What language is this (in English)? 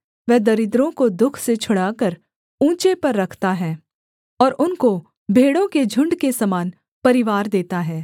Hindi